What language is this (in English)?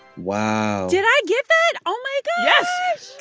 English